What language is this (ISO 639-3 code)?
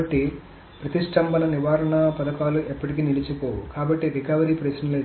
tel